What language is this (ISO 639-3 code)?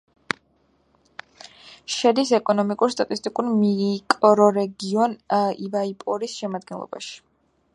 kat